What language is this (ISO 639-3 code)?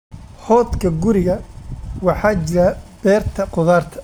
som